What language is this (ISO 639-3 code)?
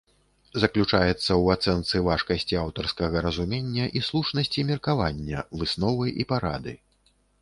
bel